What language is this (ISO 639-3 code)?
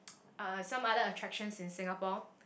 eng